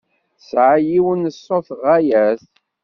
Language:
Kabyle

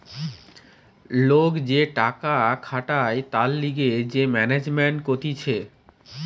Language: Bangla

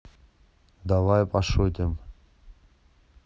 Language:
Russian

